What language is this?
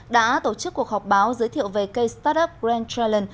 Vietnamese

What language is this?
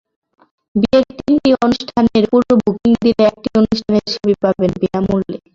Bangla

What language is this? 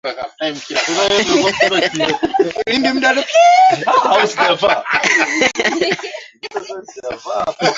Swahili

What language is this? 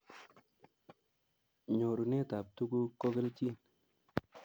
Kalenjin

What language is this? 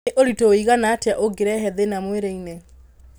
Kikuyu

